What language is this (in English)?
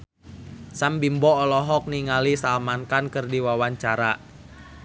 Sundanese